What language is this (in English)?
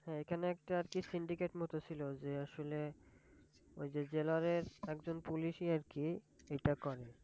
Bangla